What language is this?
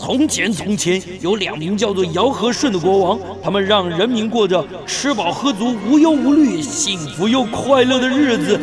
Chinese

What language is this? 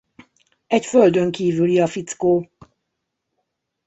Hungarian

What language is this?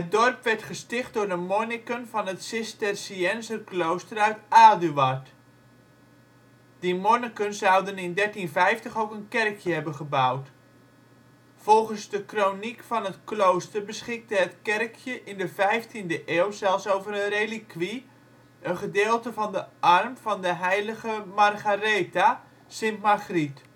Dutch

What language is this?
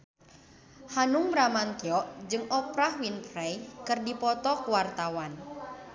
Sundanese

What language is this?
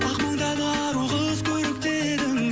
Kazakh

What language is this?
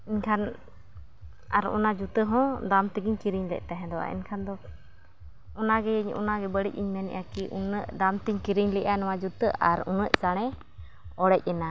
Santali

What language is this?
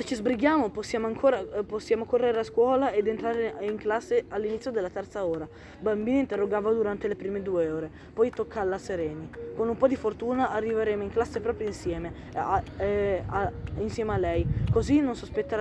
Italian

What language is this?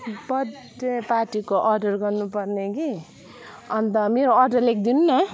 Nepali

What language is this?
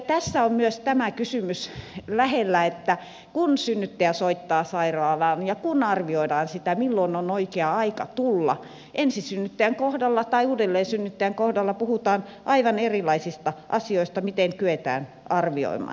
Finnish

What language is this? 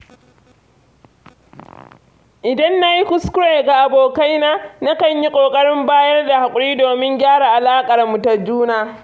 Hausa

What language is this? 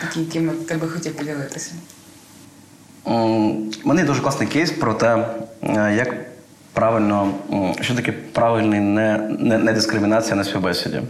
Ukrainian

